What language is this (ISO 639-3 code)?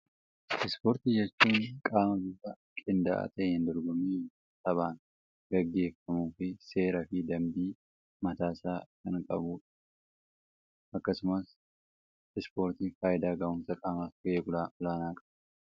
orm